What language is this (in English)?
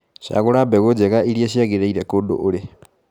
Kikuyu